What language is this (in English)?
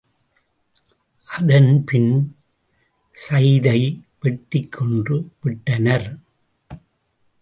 Tamil